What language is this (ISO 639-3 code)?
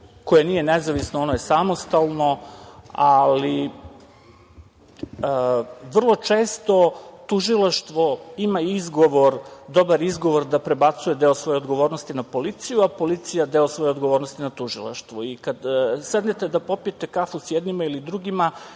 srp